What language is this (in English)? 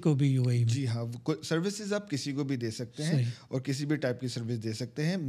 Urdu